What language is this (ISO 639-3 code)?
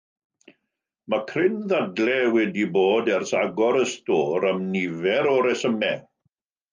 cym